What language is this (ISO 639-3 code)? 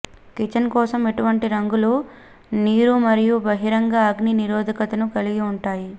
tel